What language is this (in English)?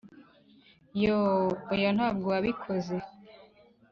Kinyarwanda